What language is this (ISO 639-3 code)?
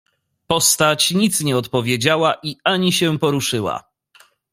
pol